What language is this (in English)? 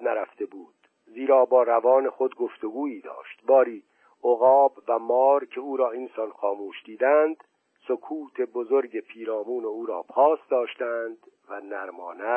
Persian